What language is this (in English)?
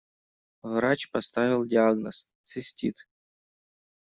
Russian